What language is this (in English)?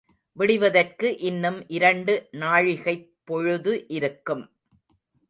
Tamil